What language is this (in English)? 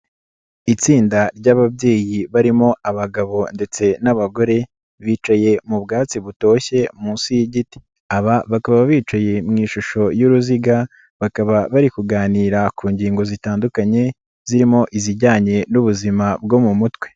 Kinyarwanda